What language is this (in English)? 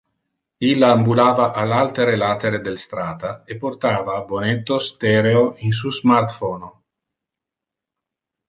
Interlingua